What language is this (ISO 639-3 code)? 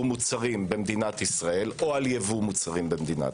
heb